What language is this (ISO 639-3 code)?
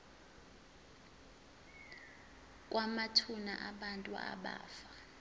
zul